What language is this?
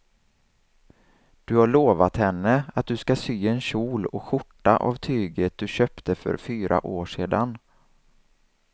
Swedish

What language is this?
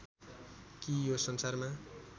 Nepali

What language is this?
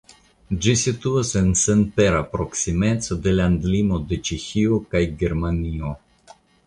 Esperanto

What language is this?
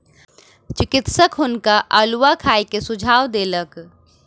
Maithili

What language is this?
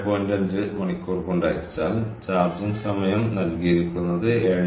Malayalam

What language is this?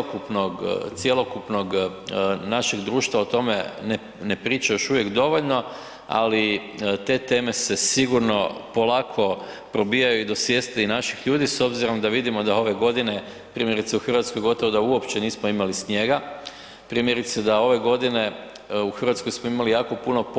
Croatian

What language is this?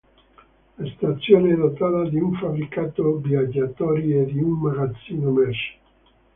Italian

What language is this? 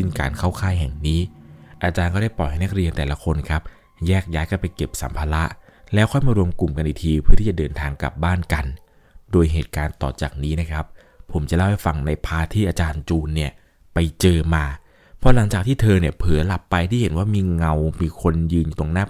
Thai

